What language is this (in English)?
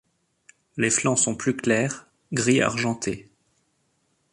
French